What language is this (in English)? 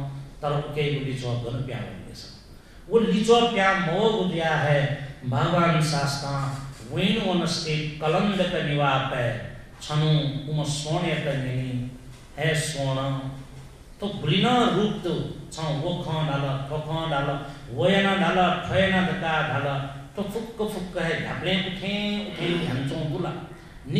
Hindi